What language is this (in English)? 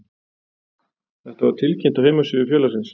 Icelandic